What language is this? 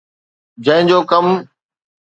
Sindhi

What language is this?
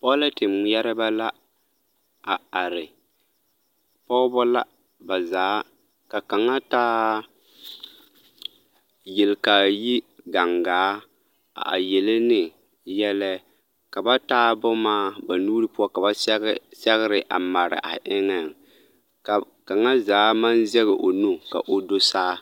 Southern Dagaare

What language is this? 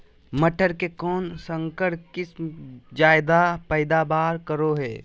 Magahi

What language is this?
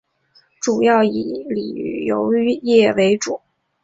Chinese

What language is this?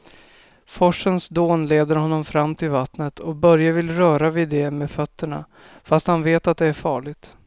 Swedish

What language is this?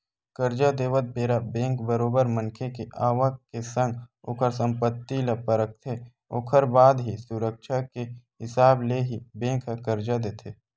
Chhattisgarhi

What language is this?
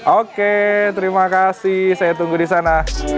Indonesian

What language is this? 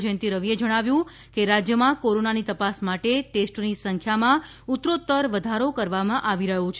Gujarati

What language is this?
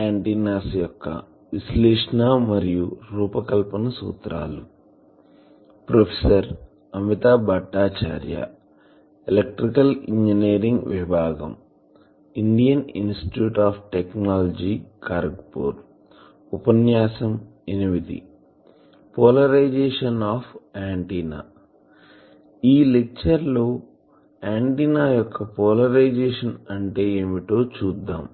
Telugu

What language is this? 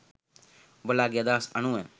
Sinhala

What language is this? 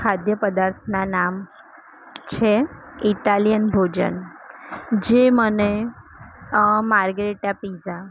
Gujarati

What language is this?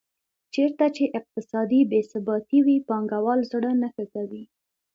Pashto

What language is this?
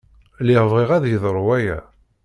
Kabyle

